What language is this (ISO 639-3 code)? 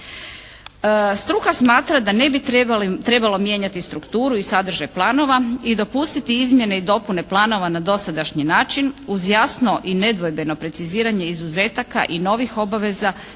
hrv